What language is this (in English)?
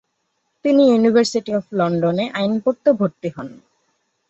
Bangla